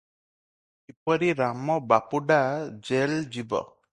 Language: Odia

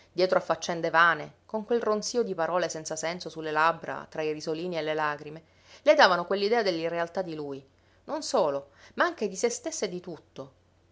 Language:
Italian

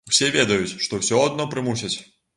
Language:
Belarusian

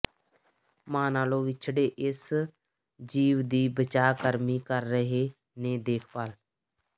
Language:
Punjabi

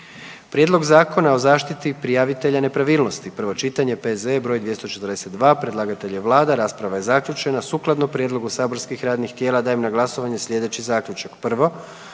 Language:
Croatian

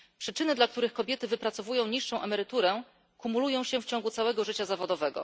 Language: Polish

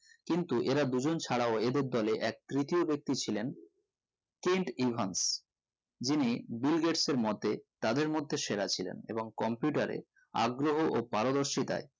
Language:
Bangla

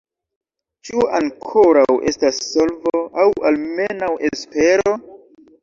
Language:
Esperanto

